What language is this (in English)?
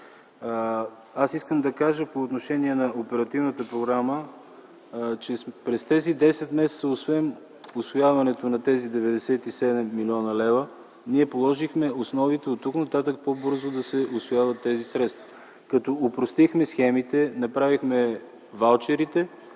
Bulgarian